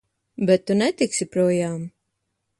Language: Latvian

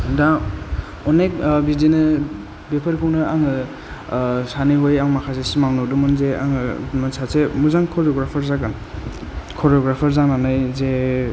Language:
Bodo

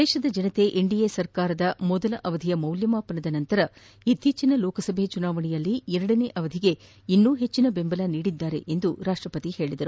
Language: Kannada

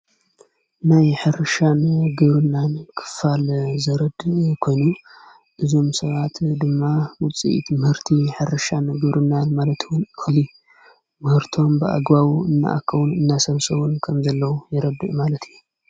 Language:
Tigrinya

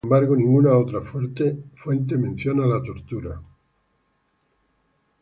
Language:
Spanish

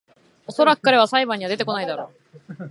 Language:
Japanese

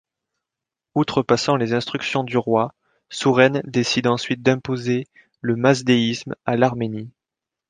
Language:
French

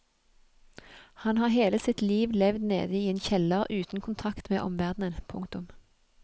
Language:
Norwegian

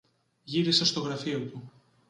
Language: Greek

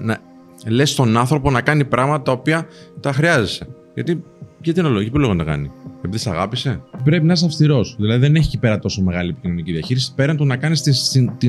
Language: Greek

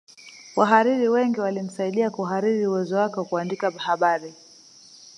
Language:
Swahili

